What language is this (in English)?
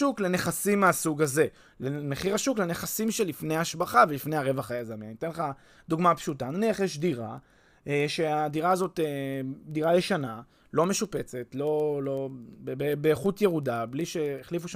Hebrew